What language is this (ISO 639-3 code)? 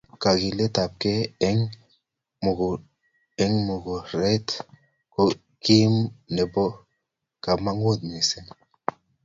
kln